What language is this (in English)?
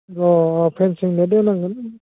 Bodo